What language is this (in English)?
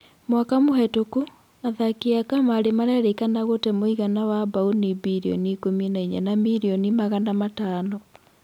Kikuyu